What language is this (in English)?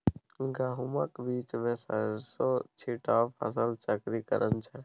Maithili